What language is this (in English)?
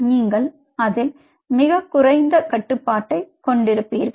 Tamil